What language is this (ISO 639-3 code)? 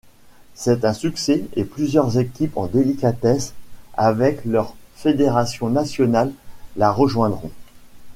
fra